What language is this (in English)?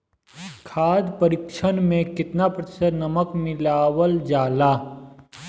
Bhojpuri